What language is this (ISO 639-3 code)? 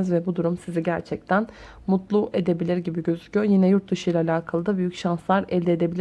tur